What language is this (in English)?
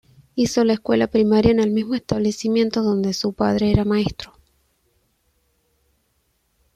Spanish